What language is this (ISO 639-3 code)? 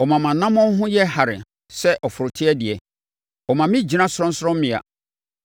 aka